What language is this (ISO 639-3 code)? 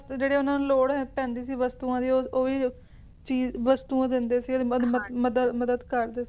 pan